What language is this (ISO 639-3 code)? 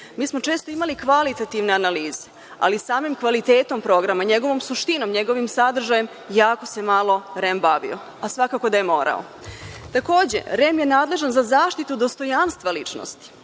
srp